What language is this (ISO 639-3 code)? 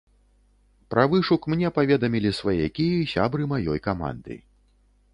bel